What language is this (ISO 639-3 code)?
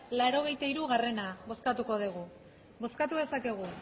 eus